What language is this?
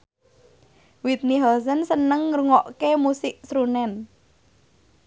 Javanese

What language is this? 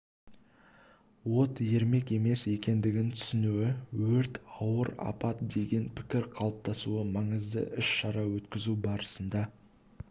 Kazakh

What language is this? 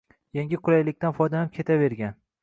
Uzbek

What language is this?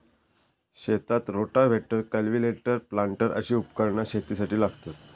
Marathi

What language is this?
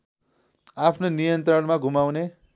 Nepali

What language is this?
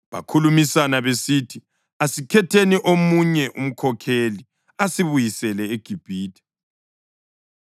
North Ndebele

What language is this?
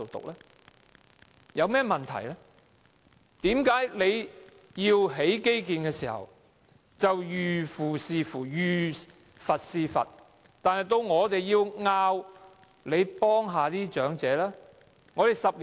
Cantonese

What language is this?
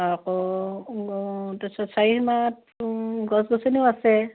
Assamese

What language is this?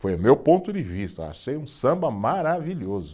Portuguese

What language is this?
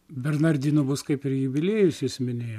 Lithuanian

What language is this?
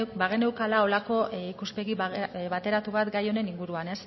Basque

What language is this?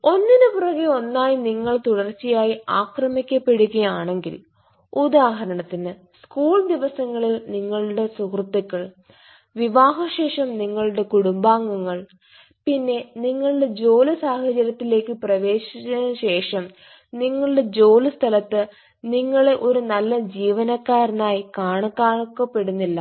Malayalam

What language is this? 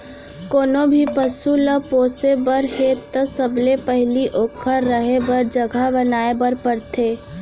Chhattisgarhi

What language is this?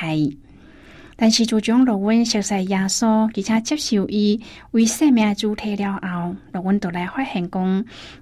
Chinese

